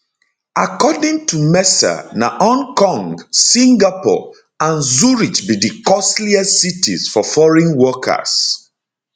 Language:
Nigerian Pidgin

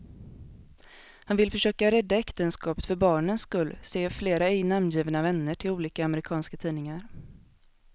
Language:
Swedish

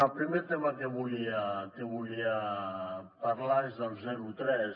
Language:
Catalan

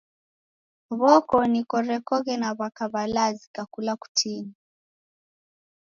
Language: Taita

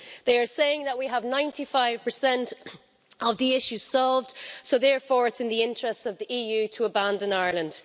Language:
English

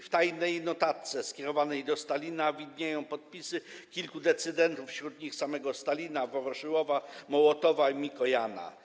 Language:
Polish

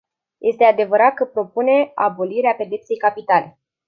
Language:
Romanian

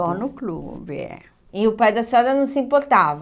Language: Portuguese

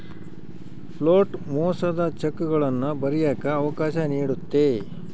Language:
Kannada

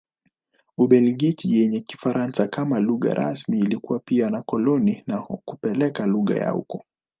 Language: Swahili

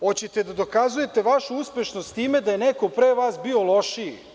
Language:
Serbian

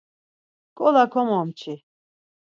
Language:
Laz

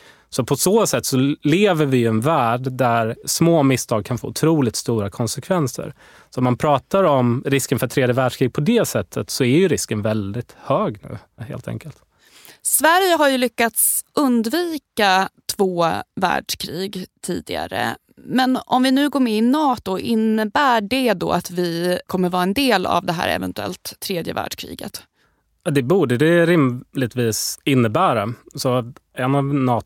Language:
Swedish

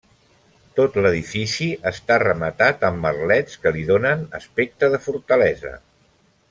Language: Catalan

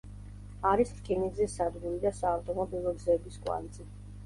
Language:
Georgian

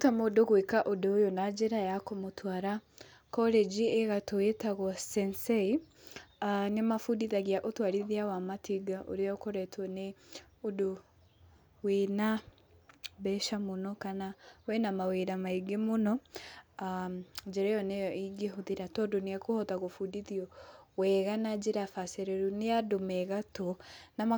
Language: Kikuyu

